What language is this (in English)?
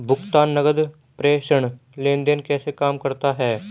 Hindi